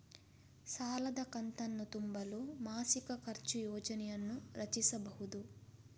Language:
Kannada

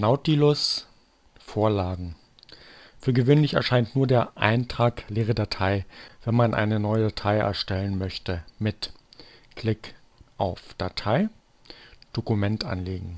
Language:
German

